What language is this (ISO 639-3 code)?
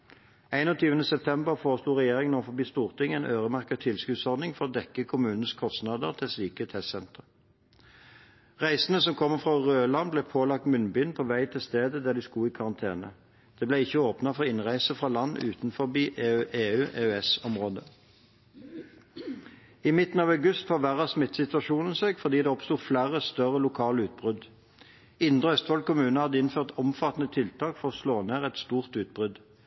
nob